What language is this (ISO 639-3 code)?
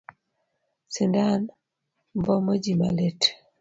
luo